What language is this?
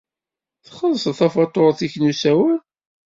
Kabyle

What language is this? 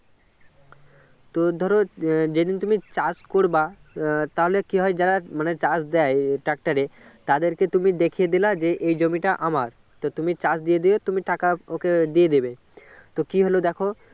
Bangla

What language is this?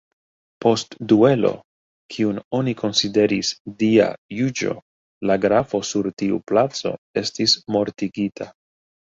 Esperanto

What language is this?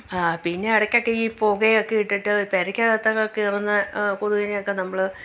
Malayalam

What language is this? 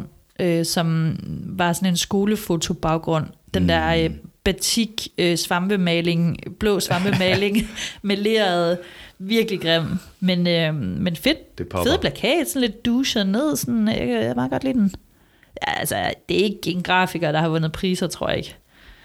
Danish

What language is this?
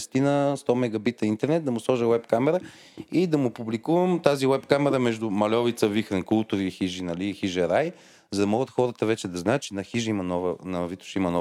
Bulgarian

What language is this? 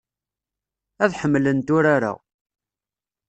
Kabyle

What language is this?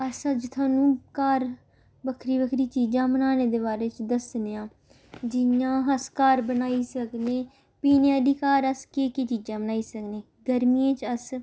Dogri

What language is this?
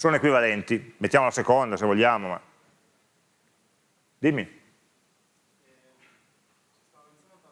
Italian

